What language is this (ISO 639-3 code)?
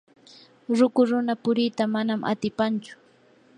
qur